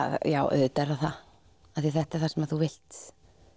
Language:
Icelandic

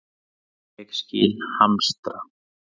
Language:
Icelandic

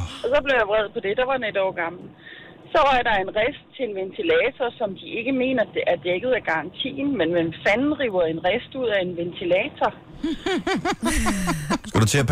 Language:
Danish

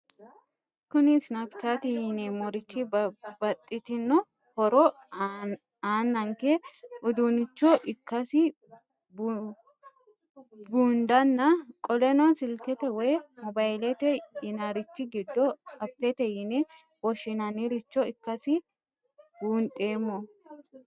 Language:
Sidamo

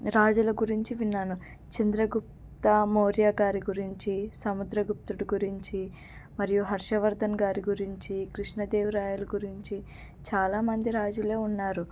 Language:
Telugu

